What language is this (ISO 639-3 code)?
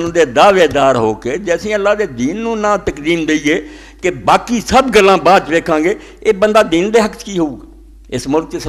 hin